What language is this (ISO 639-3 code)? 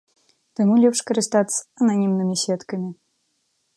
bel